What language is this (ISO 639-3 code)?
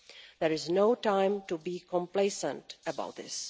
eng